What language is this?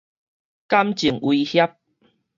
Min Nan Chinese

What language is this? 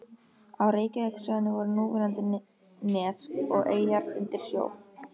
Icelandic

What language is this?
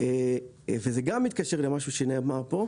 Hebrew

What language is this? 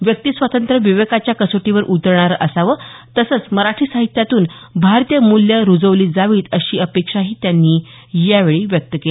Marathi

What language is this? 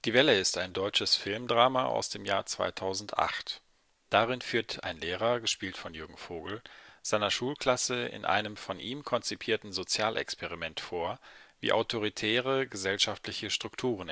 German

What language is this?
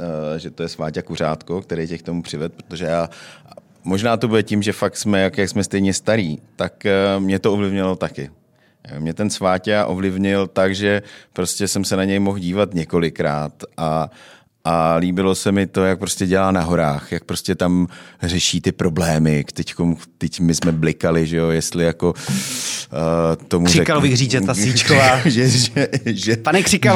Czech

